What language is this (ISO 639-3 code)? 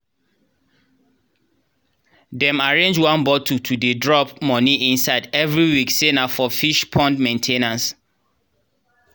pcm